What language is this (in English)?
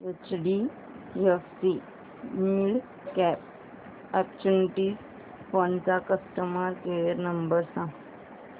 Marathi